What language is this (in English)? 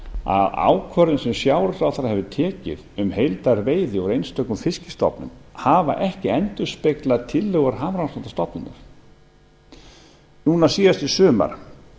Icelandic